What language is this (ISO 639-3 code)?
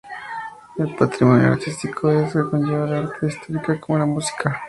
spa